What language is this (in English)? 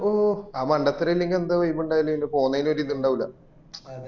Malayalam